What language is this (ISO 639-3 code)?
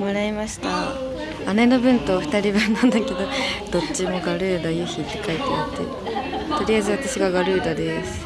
jpn